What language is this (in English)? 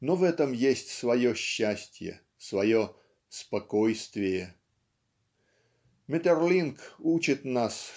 Russian